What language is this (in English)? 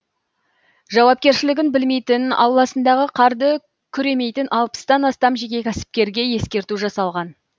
Kazakh